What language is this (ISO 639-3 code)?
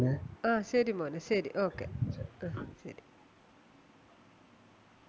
mal